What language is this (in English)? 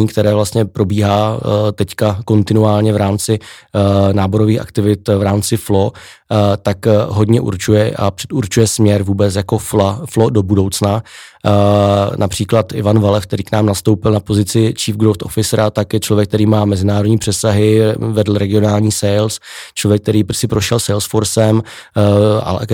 Czech